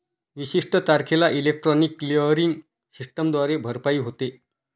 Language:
Marathi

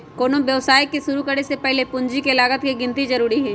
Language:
Magahi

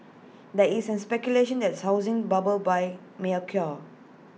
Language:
English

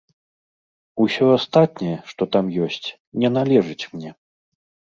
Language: Belarusian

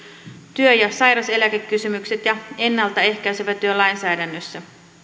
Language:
Finnish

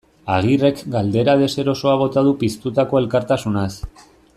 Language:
Basque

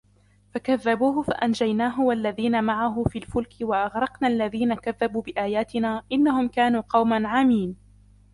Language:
Arabic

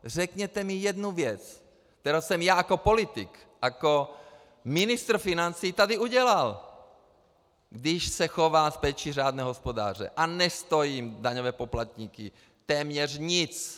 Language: Czech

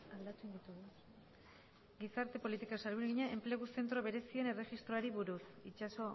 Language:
Basque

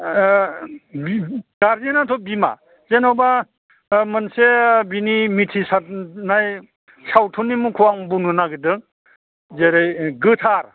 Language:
Bodo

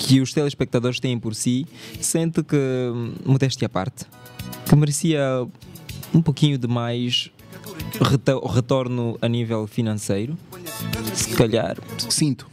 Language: Portuguese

